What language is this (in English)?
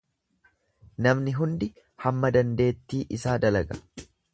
Oromo